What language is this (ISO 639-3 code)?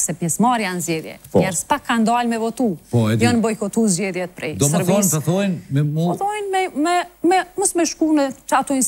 ron